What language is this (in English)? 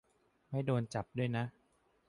Thai